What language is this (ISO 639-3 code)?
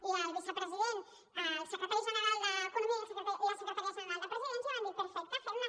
cat